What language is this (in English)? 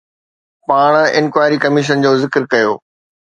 Sindhi